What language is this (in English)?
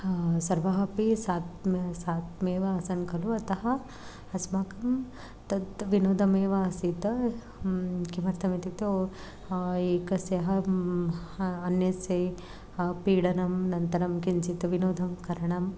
Sanskrit